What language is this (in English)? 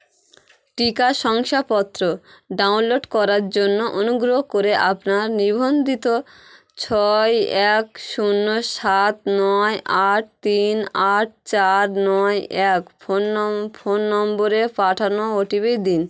Bangla